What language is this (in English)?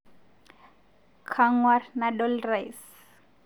Masai